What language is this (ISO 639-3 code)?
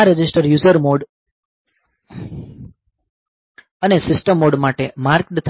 guj